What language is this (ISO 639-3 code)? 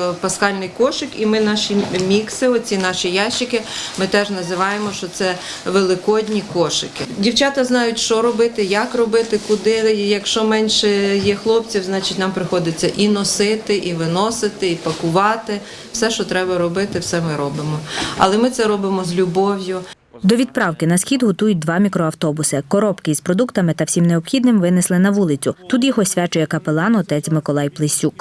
ukr